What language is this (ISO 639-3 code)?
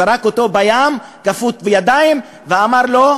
heb